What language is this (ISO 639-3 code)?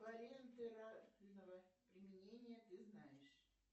rus